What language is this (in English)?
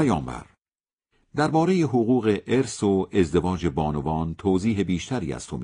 Persian